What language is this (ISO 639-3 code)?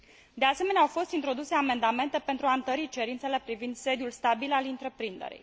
ron